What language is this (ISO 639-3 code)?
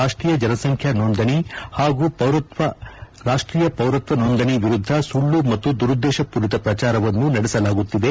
kan